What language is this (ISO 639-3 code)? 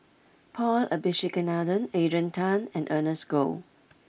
eng